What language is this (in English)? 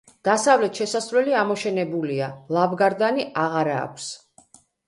Georgian